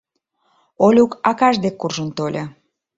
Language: Mari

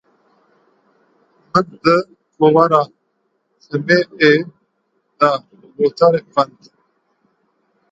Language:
Kurdish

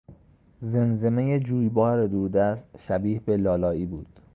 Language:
Persian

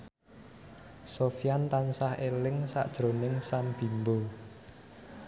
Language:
Javanese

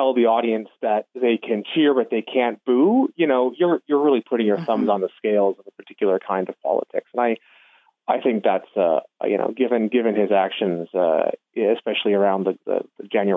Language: English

